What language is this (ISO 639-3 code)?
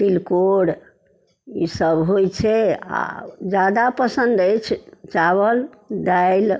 mai